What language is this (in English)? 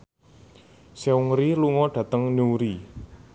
Javanese